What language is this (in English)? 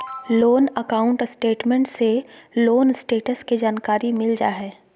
Magahi